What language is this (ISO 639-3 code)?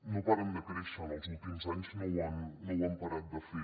cat